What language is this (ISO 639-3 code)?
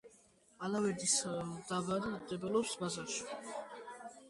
kat